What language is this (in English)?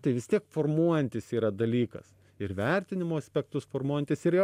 Lithuanian